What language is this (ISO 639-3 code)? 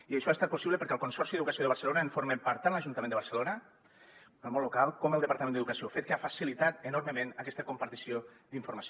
cat